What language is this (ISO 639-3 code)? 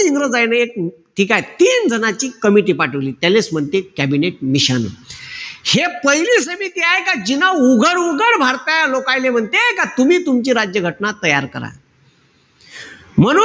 mar